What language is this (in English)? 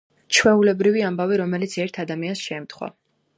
Georgian